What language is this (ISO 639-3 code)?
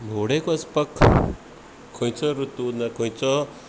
kok